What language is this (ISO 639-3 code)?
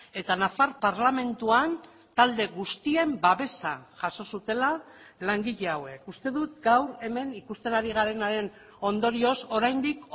eus